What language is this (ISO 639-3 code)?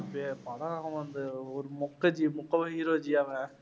tam